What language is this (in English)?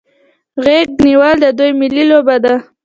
Pashto